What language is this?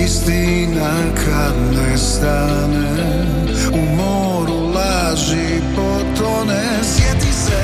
Croatian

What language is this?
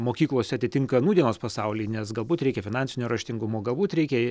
Lithuanian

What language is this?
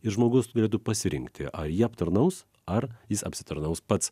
Lithuanian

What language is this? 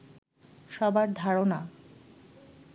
Bangla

